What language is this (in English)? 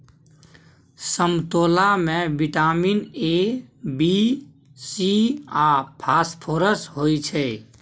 Maithili